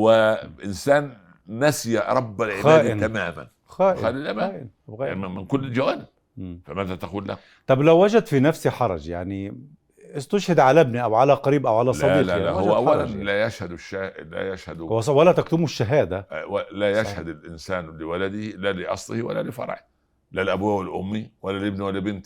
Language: Arabic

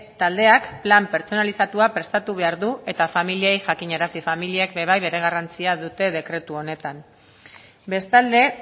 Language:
Basque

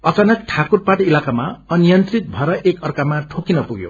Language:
Nepali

